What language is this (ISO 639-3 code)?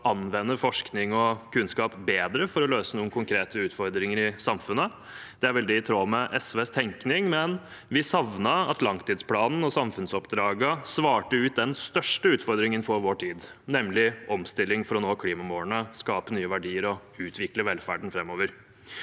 nor